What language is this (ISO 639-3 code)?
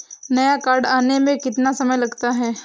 hin